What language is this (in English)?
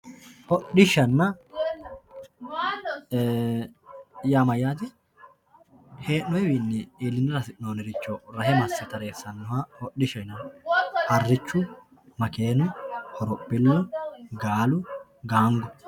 Sidamo